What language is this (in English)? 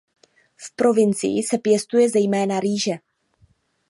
Czech